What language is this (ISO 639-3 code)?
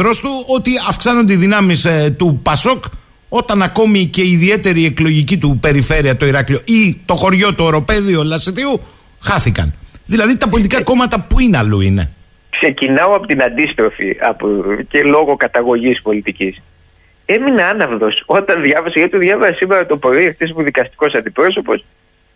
ell